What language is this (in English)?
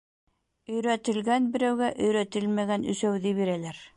Bashkir